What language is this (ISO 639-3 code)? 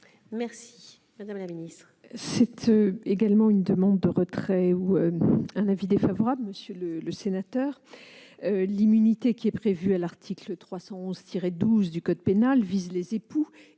fra